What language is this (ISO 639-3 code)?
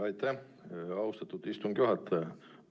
est